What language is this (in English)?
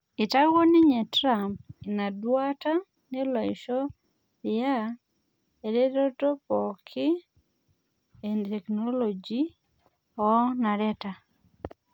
Masai